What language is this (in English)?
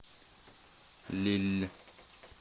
Russian